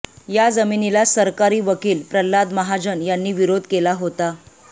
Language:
Marathi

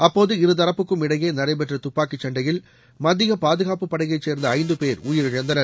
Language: Tamil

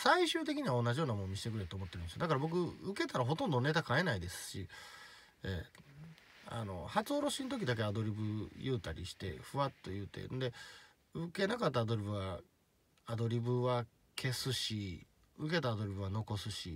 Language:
Japanese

